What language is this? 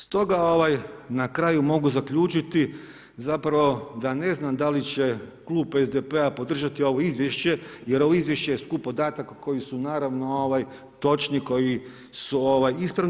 Croatian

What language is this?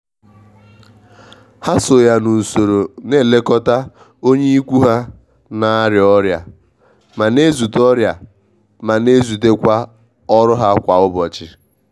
Igbo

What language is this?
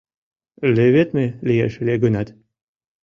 Mari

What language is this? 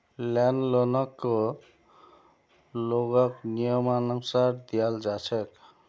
Magahi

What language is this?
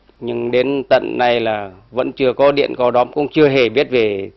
Vietnamese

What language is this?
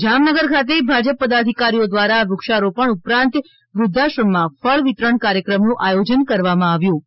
Gujarati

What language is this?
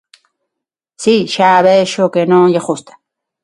Galician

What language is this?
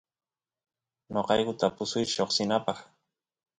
Santiago del Estero Quichua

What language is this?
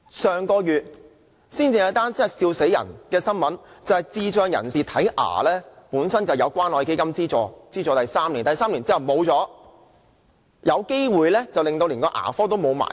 Cantonese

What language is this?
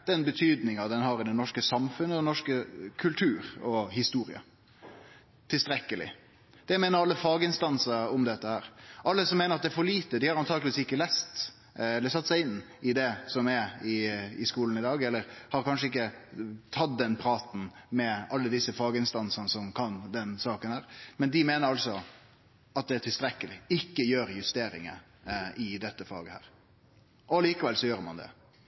Norwegian Nynorsk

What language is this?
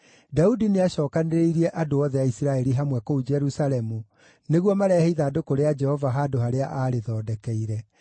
Kikuyu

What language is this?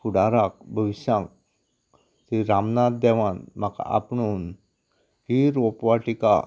Konkani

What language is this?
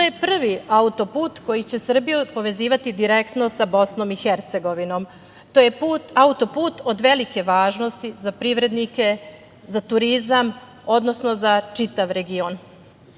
Serbian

